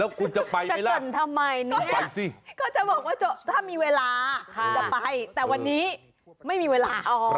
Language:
Thai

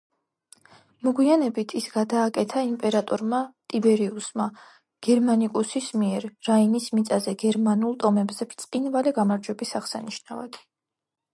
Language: Georgian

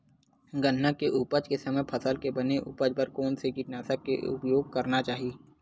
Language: Chhattisgarhi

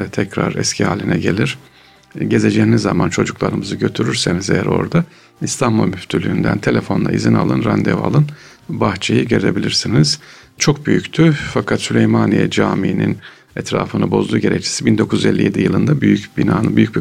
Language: Turkish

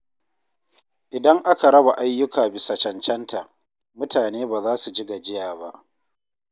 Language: Hausa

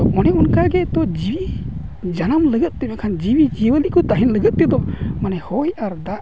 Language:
Santali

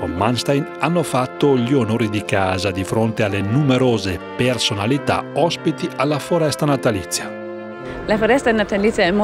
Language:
Italian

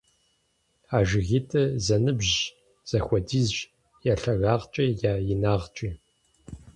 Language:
Kabardian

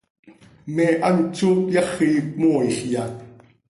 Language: Seri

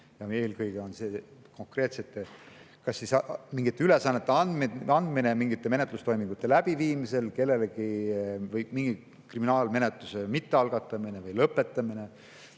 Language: Estonian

